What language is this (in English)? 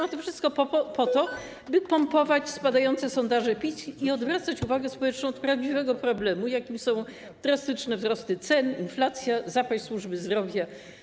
Polish